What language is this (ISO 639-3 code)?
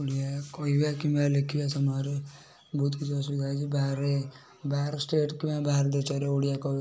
ori